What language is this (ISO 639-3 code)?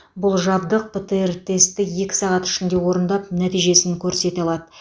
kaz